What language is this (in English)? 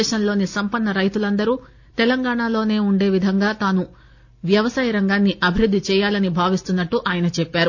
Telugu